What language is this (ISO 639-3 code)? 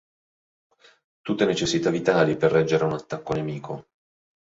ita